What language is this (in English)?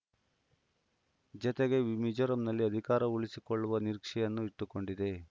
Kannada